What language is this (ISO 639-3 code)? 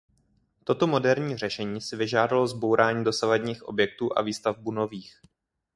ces